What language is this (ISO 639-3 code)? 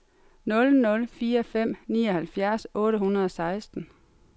dan